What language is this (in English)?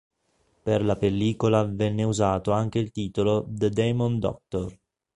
Italian